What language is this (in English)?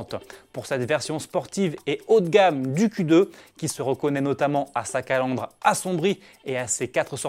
French